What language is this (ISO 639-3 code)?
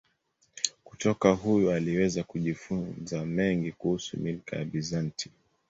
swa